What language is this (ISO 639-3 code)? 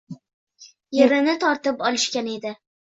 uzb